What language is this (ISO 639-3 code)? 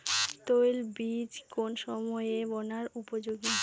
ben